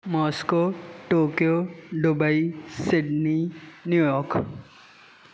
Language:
Sindhi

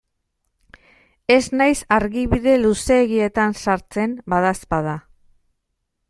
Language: Basque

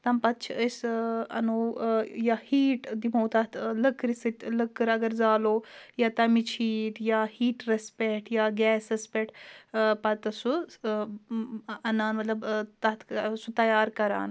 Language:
Kashmiri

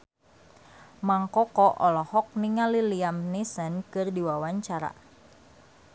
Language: Sundanese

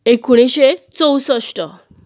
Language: Konkani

